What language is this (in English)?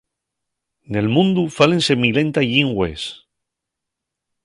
Asturian